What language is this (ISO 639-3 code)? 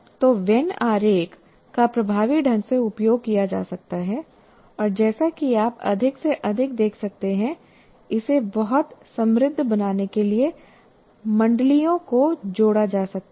hin